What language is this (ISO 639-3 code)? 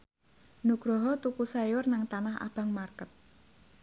jav